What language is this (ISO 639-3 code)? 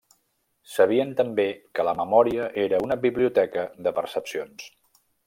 cat